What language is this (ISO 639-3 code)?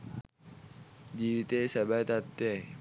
sin